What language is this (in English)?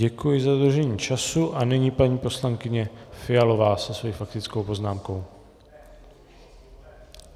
Czech